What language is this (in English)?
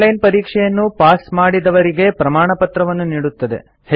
Kannada